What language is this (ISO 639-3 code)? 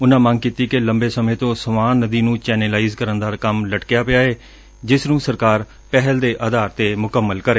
pan